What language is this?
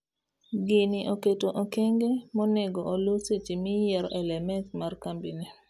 Luo (Kenya and Tanzania)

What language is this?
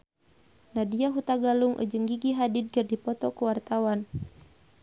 Sundanese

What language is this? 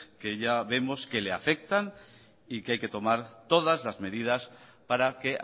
Spanish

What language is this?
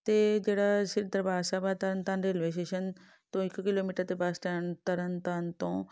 Punjabi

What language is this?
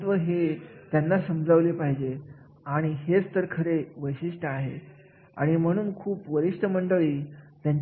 Marathi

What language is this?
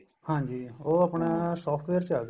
Punjabi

